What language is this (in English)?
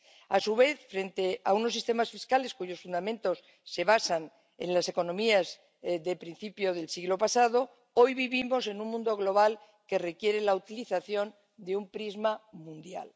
Spanish